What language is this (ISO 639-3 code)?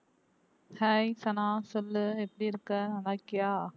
tam